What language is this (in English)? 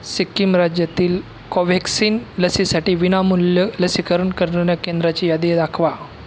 Marathi